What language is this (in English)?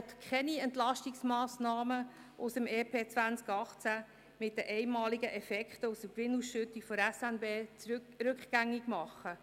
Swiss German